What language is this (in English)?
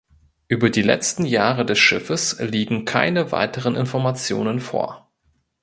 German